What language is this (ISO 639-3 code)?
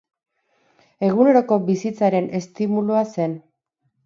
eus